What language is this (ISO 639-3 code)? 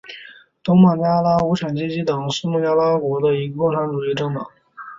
zho